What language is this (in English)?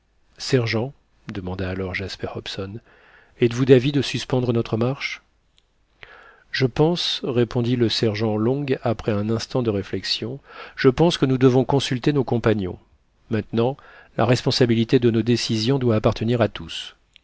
French